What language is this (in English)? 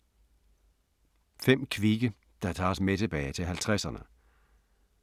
Danish